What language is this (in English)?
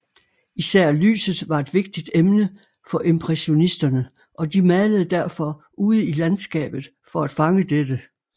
Danish